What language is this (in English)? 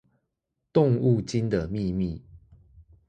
Chinese